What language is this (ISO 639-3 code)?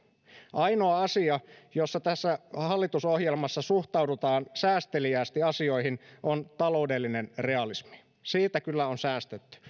fin